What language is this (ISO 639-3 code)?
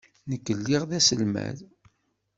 kab